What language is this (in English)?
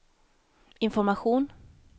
Swedish